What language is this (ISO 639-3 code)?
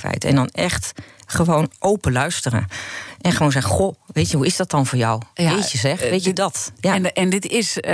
nld